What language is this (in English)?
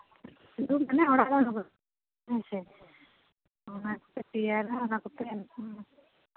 Santali